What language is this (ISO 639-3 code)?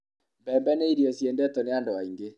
kik